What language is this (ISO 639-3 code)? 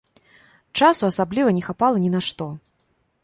bel